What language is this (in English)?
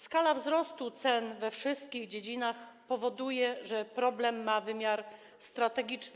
Polish